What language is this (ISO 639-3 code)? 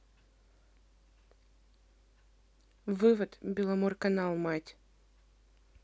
rus